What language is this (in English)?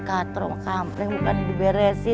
Indonesian